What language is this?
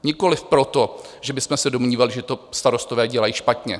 Czech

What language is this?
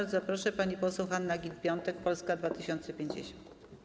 Polish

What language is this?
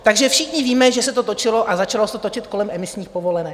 Czech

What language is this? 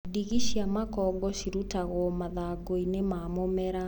Kikuyu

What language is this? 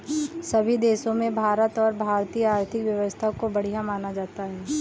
Hindi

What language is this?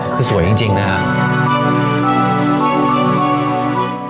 Thai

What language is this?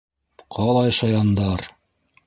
Bashkir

